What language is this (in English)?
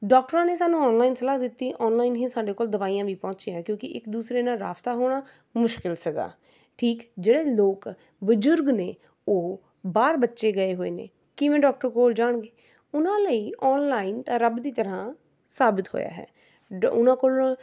Punjabi